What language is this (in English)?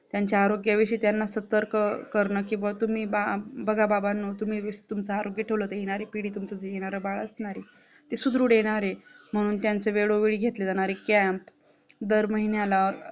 Marathi